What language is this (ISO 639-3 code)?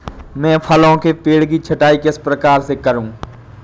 hin